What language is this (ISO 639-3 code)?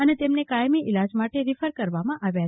guj